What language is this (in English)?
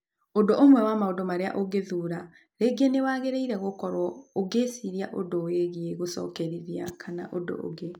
Kikuyu